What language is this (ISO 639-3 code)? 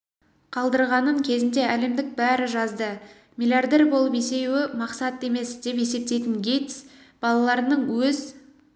kaz